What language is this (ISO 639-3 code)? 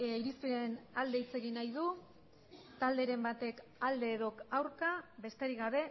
eus